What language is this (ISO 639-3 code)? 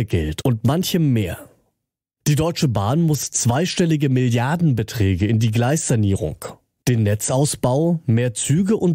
deu